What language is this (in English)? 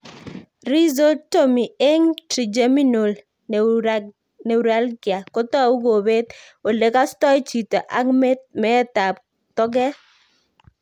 Kalenjin